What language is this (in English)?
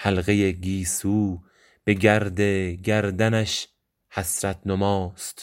Persian